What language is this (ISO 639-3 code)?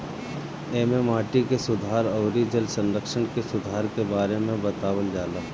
bho